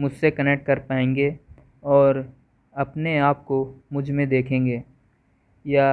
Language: Hindi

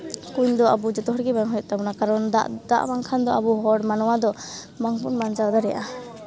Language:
Santali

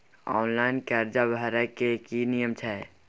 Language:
Maithili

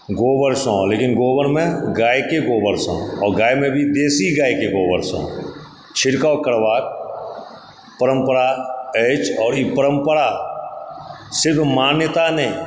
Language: Maithili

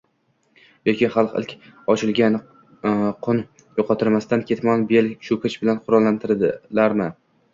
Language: Uzbek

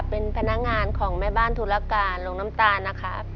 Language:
Thai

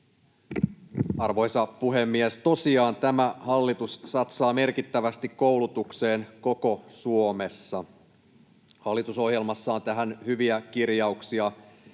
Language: Finnish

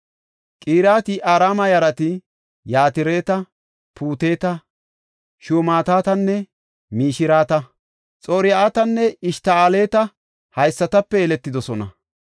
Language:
Gofa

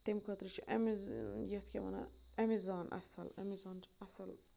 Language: Kashmiri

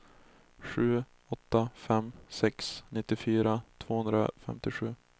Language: Swedish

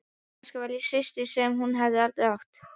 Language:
Icelandic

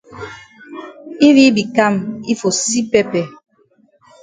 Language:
Cameroon Pidgin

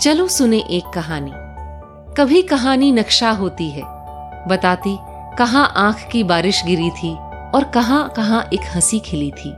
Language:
Hindi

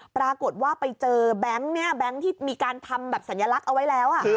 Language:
Thai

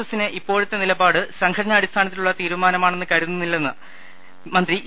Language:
Malayalam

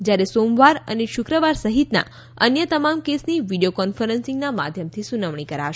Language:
Gujarati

